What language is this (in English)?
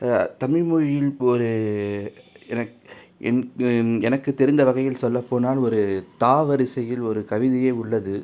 Tamil